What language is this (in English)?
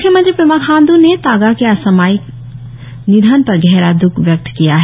Hindi